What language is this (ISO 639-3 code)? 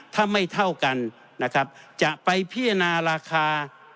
tha